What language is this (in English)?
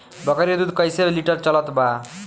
Bhojpuri